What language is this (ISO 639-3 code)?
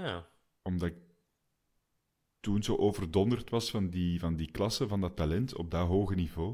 nld